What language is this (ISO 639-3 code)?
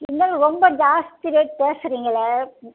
tam